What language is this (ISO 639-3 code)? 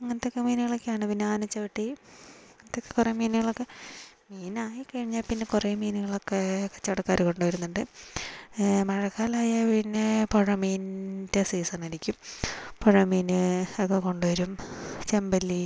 mal